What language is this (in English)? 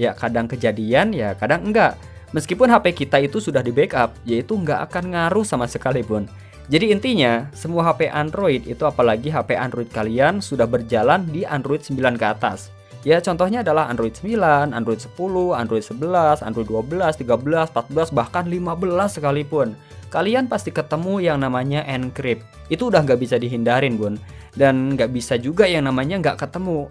Indonesian